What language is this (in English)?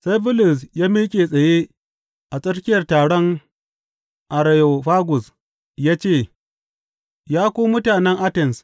Hausa